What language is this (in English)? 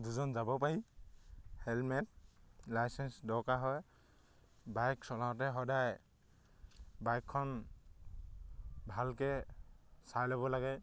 Assamese